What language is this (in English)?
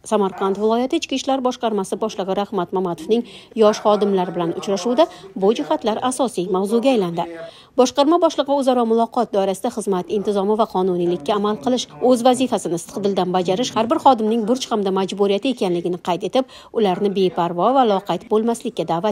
Turkish